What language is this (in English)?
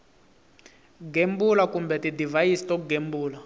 Tsonga